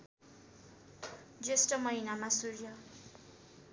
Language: Nepali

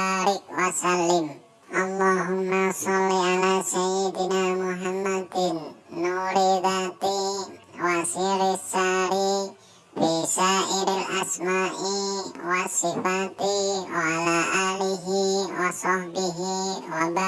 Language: Indonesian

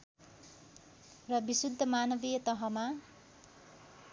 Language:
Nepali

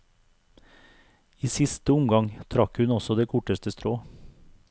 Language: Norwegian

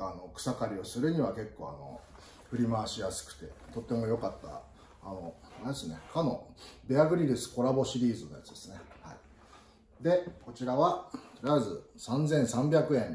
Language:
Japanese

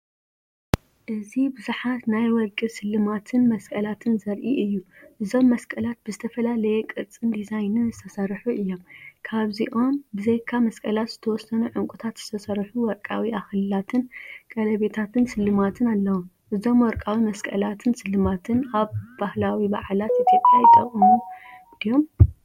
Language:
Tigrinya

